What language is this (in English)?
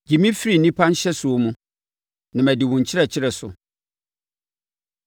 Akan